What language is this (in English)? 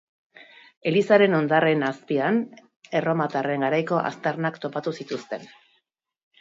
Basque